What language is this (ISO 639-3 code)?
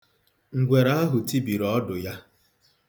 ibo